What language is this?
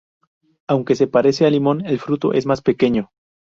Spanish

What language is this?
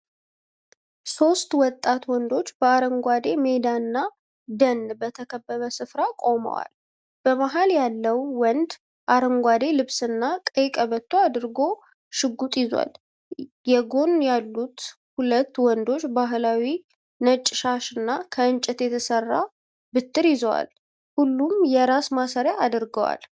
Amharic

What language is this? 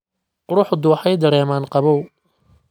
Somali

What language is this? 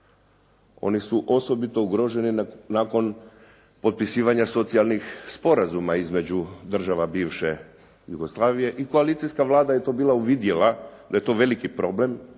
Croatian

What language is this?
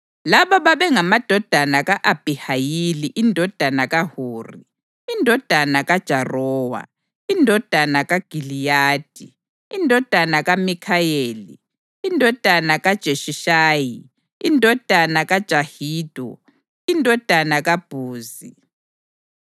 North Ndebele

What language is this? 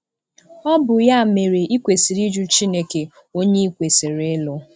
Igbo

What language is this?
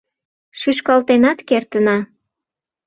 Mari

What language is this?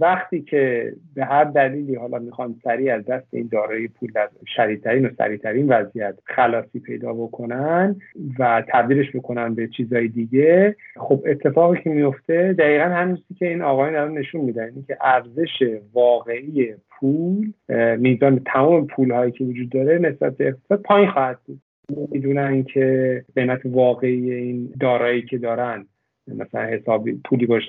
Persian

